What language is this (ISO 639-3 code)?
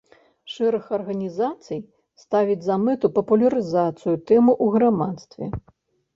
bel